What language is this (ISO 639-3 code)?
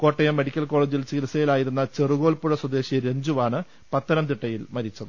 mal